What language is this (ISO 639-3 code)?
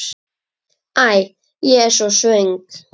isl